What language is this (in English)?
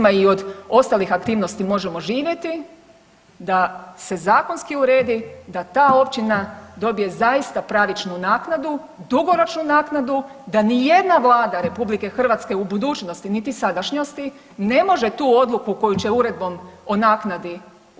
Croatian